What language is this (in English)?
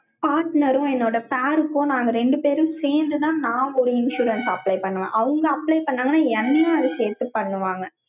Tamil